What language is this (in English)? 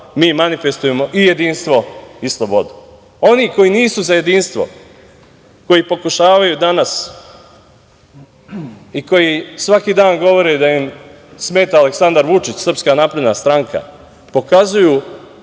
Serbian